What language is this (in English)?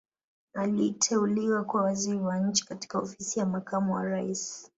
Swahili